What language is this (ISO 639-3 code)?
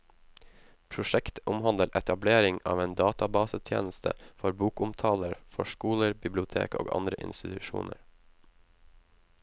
nor